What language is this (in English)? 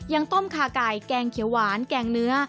Thai